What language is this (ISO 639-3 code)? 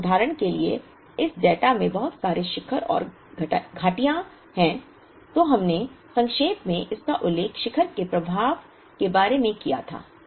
hin